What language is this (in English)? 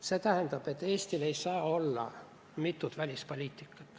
Estonian